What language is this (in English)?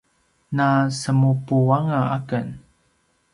Paiwan